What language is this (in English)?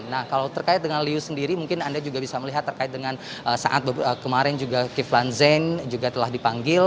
Indonesian